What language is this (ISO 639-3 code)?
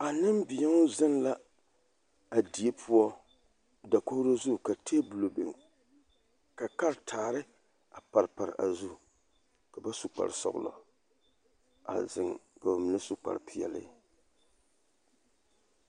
dga